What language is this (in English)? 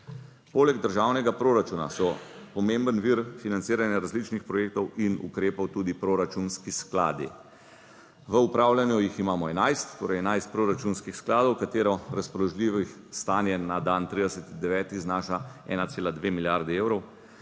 Slovenian